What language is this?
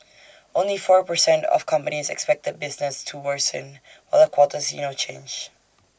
English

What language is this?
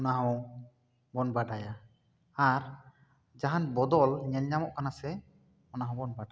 Santali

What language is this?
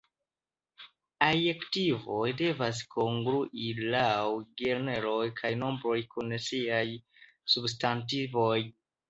Esperanto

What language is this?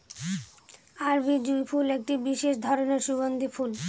Bangla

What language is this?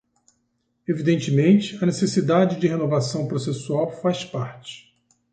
Portuguese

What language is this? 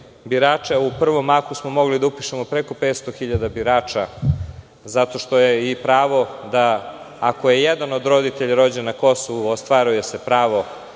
Serbian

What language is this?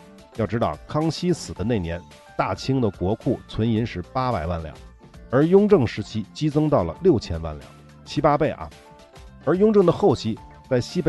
Chinese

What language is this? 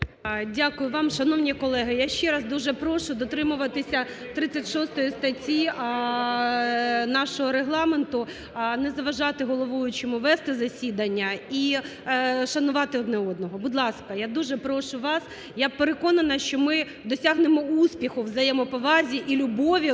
Ukrainian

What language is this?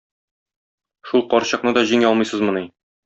Tatar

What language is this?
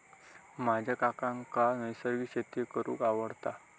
Marathi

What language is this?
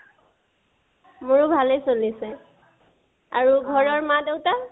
Assamese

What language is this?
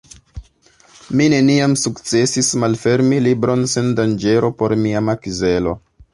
Esperanto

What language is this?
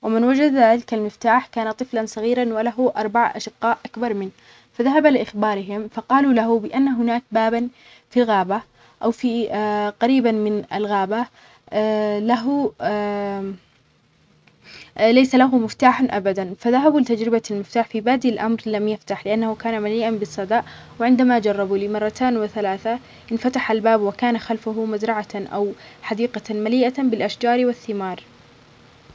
Omani Arabic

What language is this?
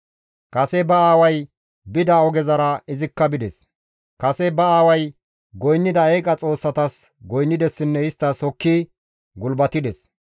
Gamo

